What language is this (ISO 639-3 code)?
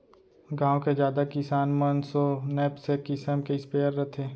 hne